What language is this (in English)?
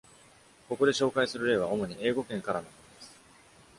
Japanese